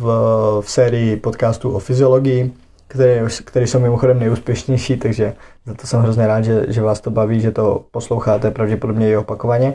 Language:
Czech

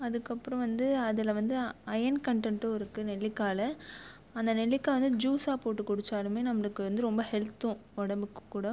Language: Tamil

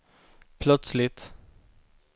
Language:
Swedish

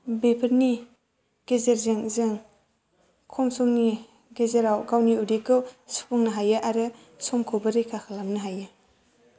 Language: Bodo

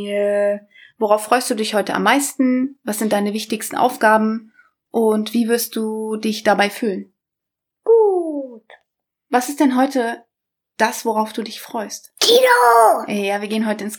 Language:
German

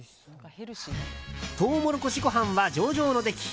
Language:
Japanese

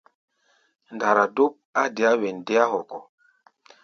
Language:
Gbaya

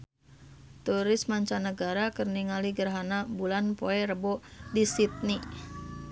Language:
Sundanese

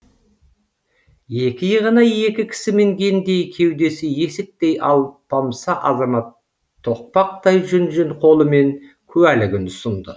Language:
Kazakh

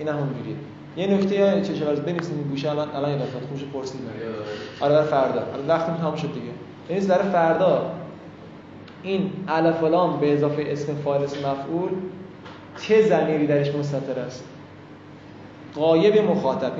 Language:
Persian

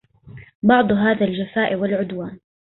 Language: Arabic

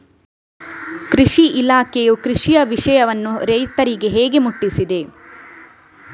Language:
Kannada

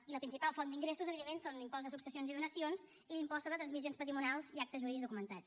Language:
Catalan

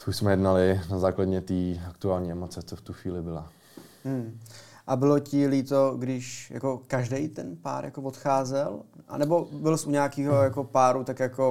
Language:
Czech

